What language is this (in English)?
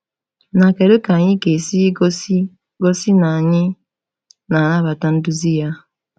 Igbo